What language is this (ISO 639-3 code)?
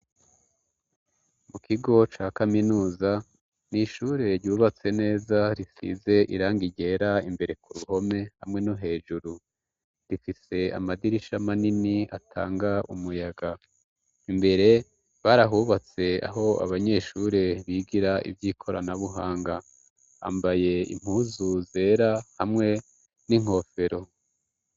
run